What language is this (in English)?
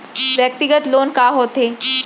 Chhattisgarhi